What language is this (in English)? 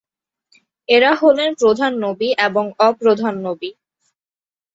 Bangla